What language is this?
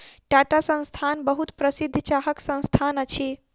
Maithili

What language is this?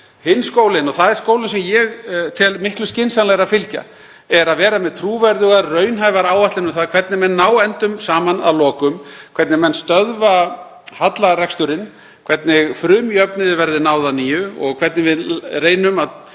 Icelandic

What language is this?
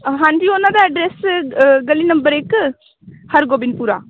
Punjabi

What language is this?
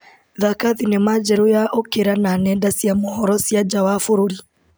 Kikuyu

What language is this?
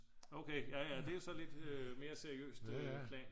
Danish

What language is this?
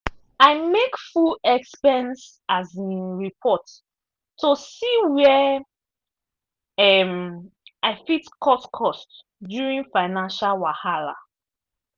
Nigerian Pidgin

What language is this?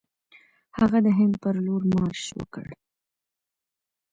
Pashto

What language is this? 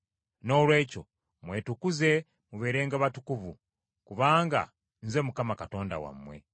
Ganda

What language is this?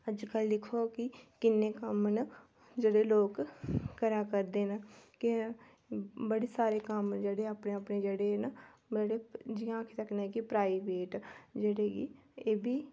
Dogri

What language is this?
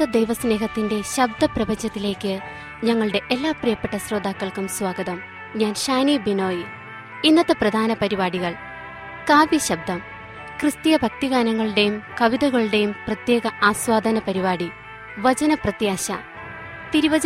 Malayalam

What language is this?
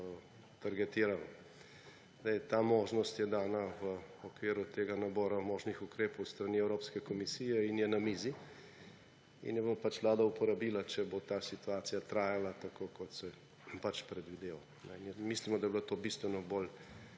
Slovenian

